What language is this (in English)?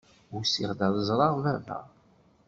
Kabyle